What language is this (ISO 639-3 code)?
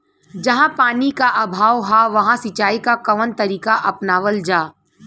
bho